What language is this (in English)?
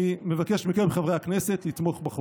Hebrew